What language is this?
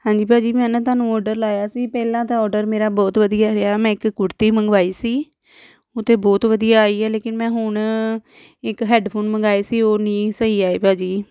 Punjabi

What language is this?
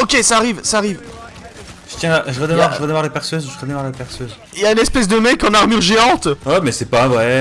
French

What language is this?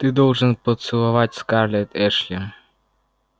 Russian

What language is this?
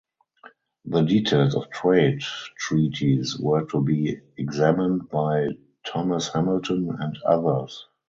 English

